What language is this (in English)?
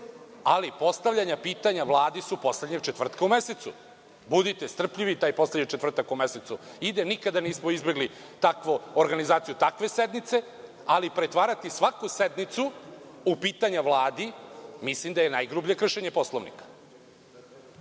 Serbian